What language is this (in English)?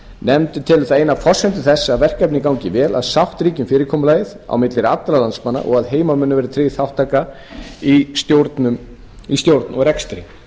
Icelandic